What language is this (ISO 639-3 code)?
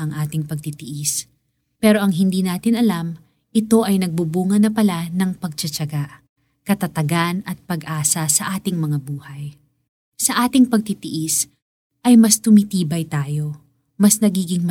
fil